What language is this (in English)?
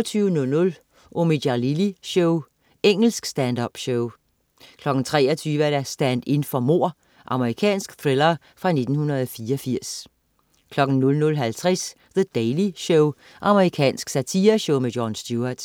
Danish